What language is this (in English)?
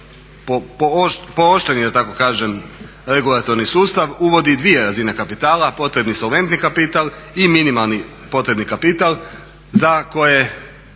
Croatian